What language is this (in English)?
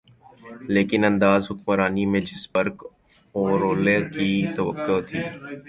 Urdu